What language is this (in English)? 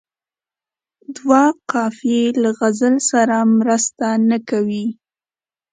Pashto